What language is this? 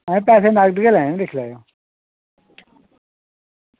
Dogri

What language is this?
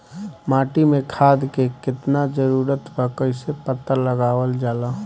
Bhojpuri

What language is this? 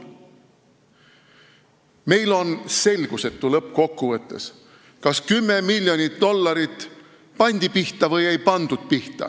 Estonian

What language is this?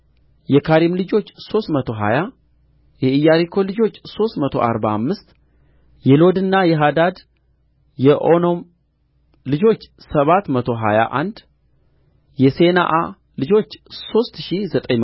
Amharic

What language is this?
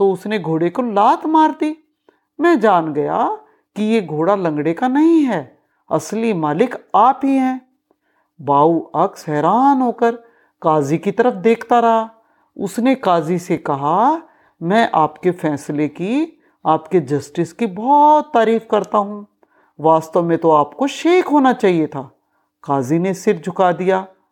Hindi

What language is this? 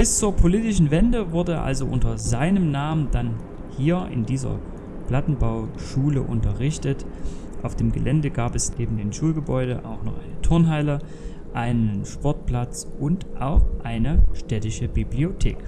German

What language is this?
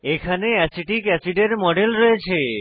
Bangla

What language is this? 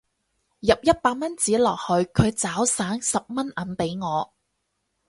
Cantonese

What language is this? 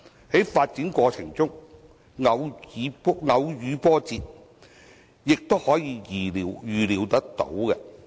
Cantonese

